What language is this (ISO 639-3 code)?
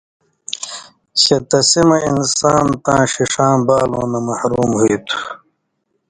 mvy